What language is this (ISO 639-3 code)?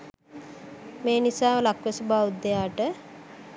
sin